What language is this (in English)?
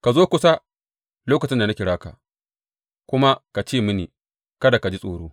Hausa